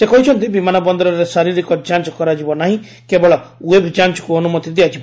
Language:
Odia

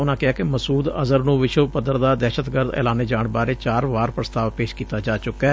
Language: Punjabi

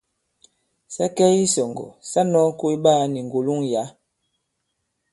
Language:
Bankon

